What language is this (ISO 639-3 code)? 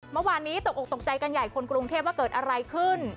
tha